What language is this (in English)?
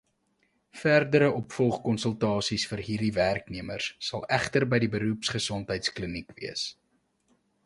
Afrikaans